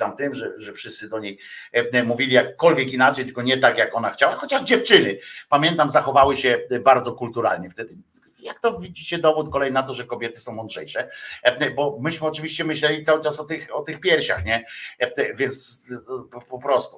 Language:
Polish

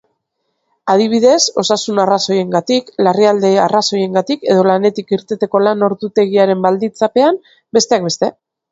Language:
Basque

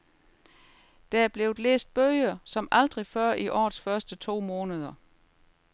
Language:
Danish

